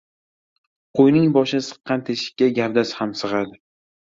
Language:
Uzbek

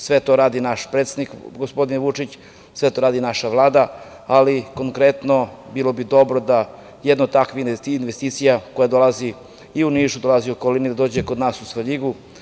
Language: Serbian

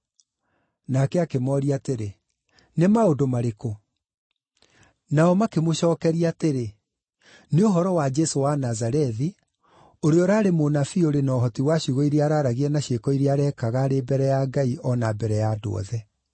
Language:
Kikuyu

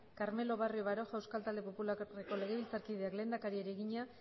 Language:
Basque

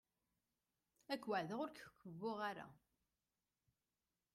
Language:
Kabyle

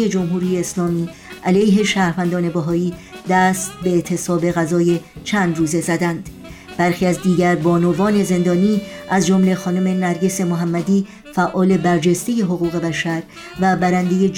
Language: Persian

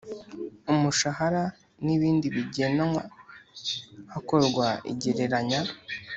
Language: Kinyarwanda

